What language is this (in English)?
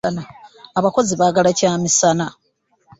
Ganda